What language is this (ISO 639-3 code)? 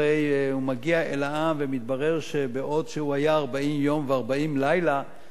heb